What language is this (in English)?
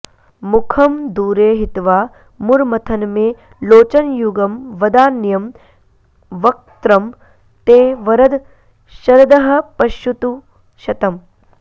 Sanskrit